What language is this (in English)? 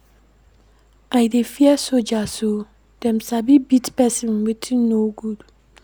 Nigerian Pidgin